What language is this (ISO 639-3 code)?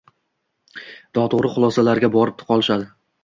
uzb